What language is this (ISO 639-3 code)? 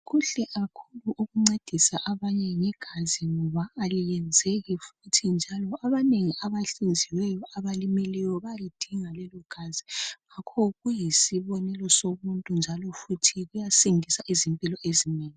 nde